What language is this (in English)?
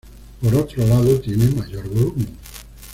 Spanish